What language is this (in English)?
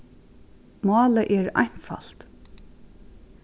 Faroese